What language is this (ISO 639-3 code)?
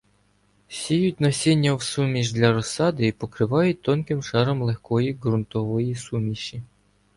ukr